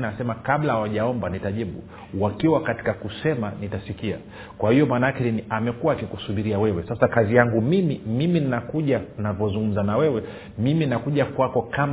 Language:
Swahili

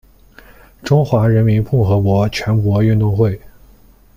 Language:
Chinese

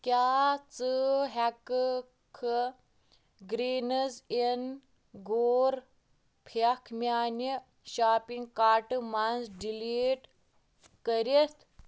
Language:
Kashmiri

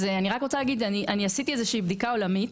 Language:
Hebrew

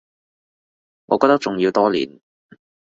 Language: Cantonese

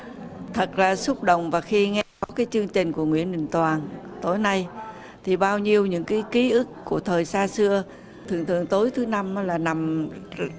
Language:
Vietnamese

